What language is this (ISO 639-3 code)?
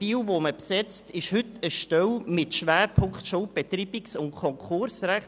gsw